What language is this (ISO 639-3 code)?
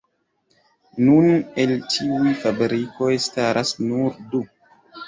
epo